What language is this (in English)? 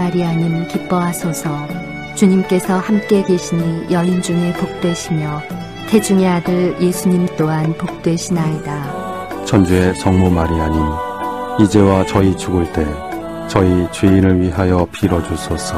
Korean